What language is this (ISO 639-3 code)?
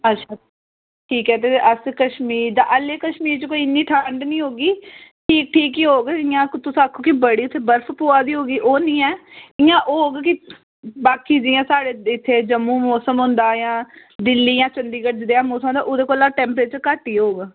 doi